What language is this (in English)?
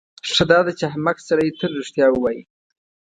Pashto